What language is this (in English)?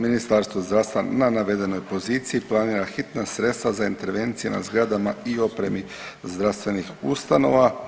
Croatian